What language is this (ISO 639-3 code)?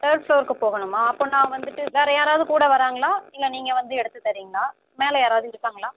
tam